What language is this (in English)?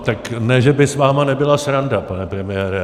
Czech